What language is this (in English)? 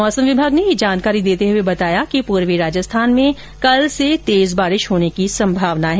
Hindi